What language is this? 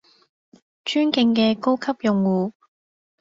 Cantonese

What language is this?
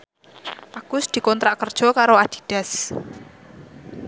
Javanese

